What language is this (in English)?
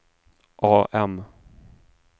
Swedish